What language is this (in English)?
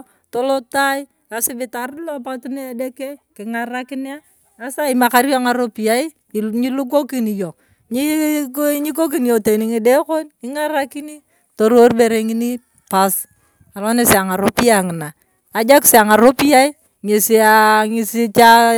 Turkana